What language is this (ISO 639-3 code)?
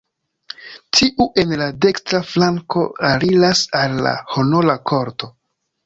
epo